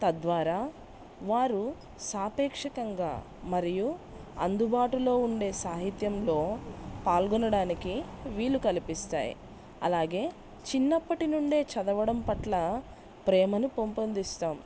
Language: Telugu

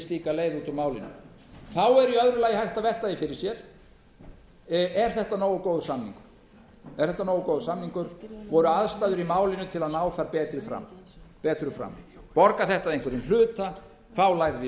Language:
Icelandic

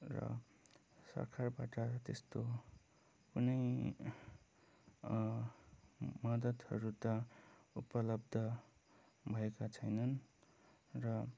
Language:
Nepali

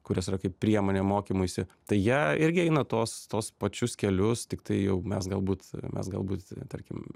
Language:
Lithuanian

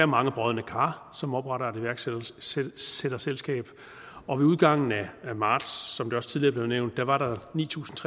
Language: Danish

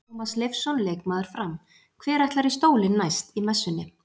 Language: Icelandic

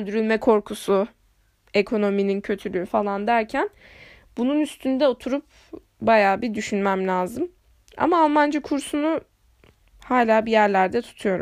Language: Turkish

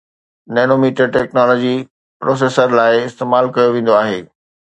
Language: Sindhi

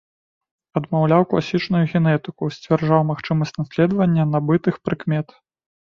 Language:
Belarusian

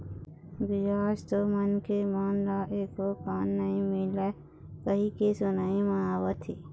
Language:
Chhattisgarhi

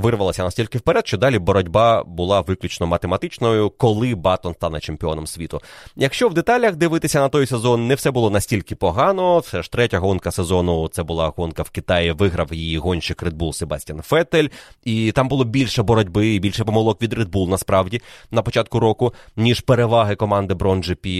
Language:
Ukrainian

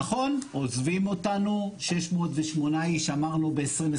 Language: Hebrew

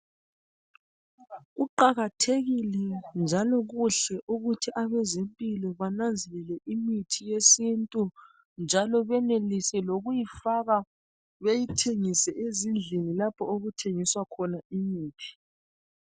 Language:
North Ndebele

